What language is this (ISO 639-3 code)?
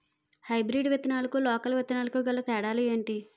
tel